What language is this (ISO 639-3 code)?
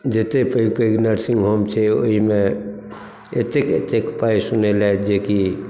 mai